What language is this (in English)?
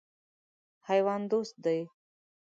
Pashto